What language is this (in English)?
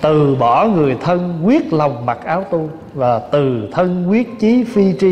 Vietnamese